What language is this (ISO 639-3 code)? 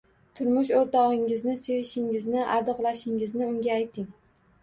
uzb